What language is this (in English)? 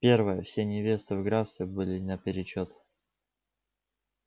Russian